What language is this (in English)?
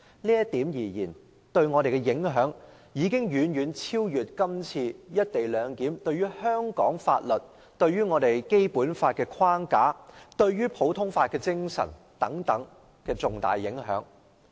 Cantonese